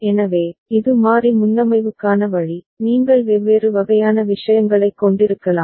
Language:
Tamil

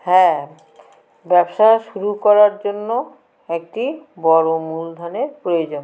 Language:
Bangla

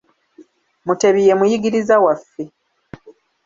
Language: Ganda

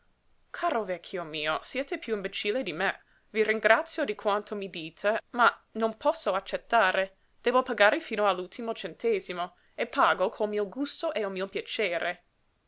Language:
Italian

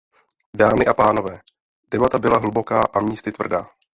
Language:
Czech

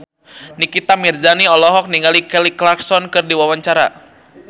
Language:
Sundanese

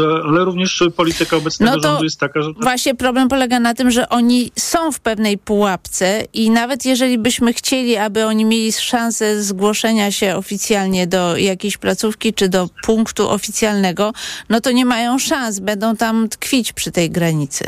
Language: Polish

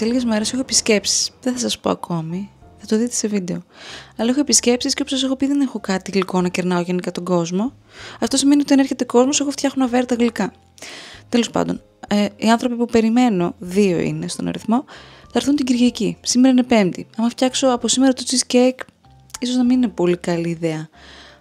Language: Greek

